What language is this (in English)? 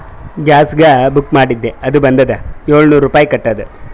Kannada